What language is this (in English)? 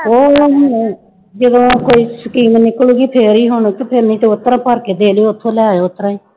Punjabi